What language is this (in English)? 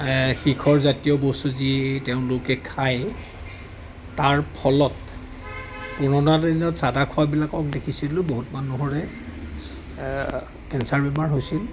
Assamese